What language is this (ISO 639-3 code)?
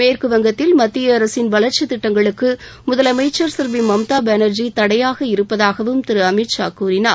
tam